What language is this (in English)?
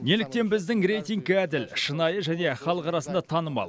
Kazakh